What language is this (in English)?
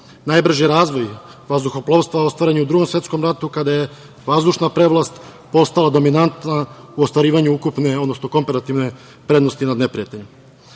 Serbian